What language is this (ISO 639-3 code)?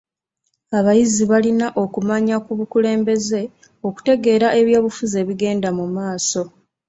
lug